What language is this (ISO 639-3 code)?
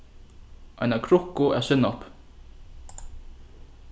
fao